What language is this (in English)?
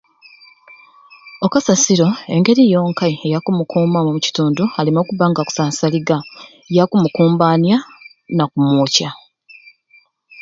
Ruuli